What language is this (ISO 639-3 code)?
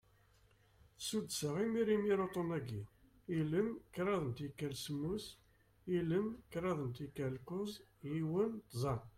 kab